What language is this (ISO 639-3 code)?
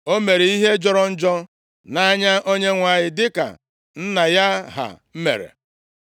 ibo